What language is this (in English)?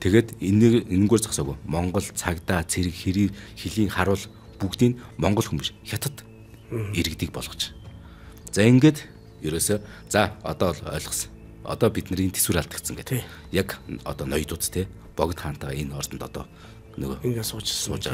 Turkish